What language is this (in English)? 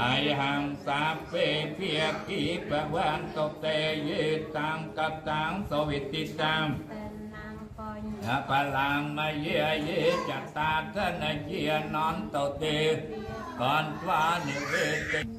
Thai